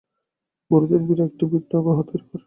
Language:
Bangla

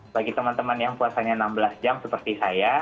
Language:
Indonesian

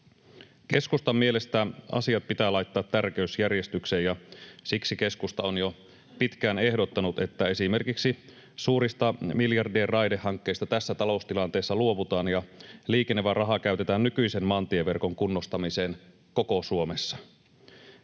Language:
Finnish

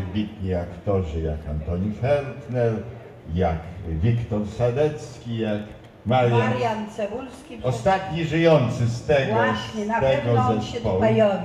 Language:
Polish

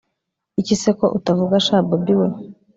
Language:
Kinyarwanda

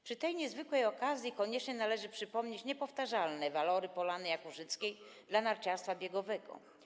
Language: Polish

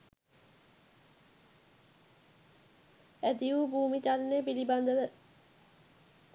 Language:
Sinhala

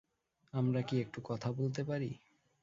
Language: Bangla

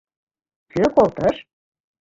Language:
Mari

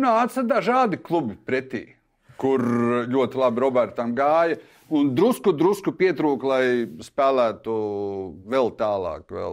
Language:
Latvian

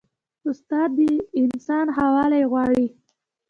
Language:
Pashto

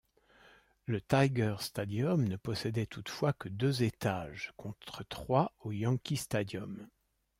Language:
French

